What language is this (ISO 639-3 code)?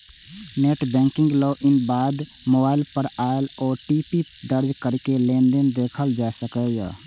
mai